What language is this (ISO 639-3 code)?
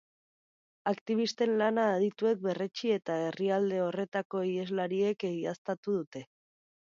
eus